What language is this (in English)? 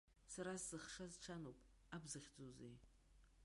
Abkhazian